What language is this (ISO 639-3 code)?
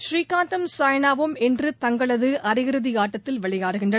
tam